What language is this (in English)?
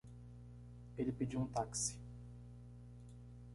Portuguese